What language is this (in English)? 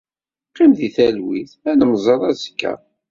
Kabyle